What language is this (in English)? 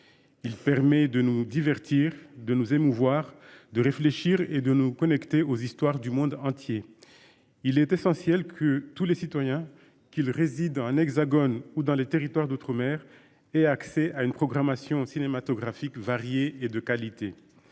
French